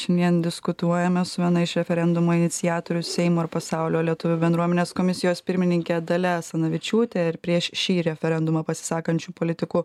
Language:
Lithuanian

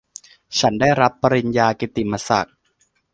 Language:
Thai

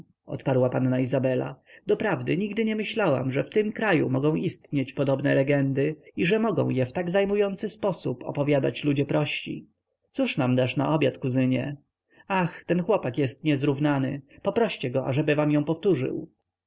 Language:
Polish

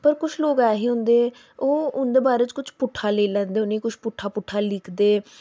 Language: Dogri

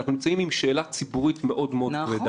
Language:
Hebrew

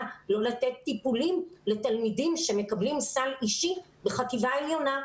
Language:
Hebrew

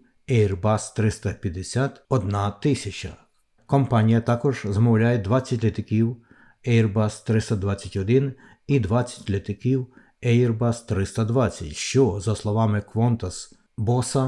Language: Ukrainian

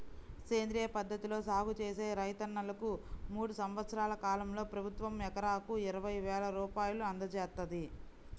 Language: Telugu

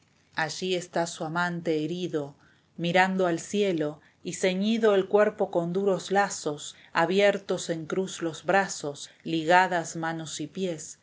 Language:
Spanish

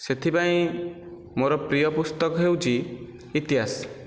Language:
Odia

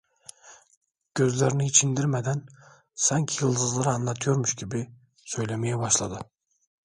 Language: Turkish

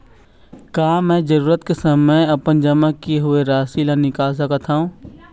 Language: Chhattisgarhi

